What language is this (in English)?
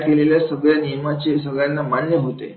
Marathi